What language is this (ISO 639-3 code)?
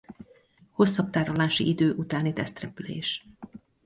hun